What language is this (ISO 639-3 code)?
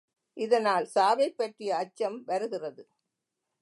tam